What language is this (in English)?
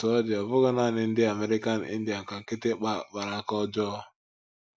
Igbo